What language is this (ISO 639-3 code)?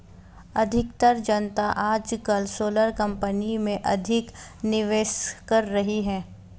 hin